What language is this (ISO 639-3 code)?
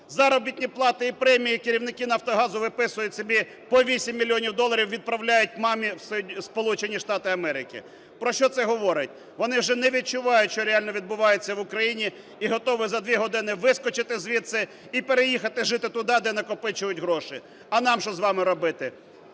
ukr